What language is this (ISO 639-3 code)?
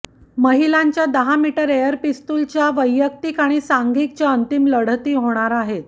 mar